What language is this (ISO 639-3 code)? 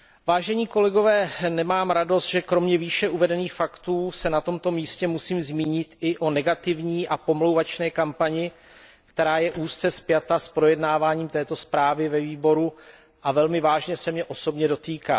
ces